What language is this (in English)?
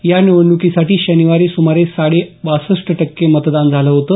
Marathi